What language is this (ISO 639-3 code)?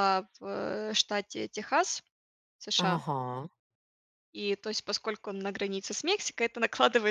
rus